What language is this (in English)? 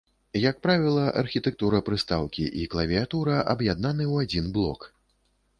Belarusian